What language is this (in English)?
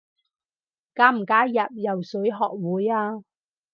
Cantonese